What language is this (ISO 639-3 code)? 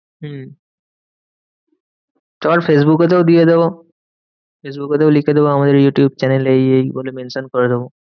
ben